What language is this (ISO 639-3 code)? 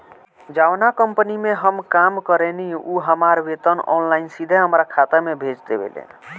bho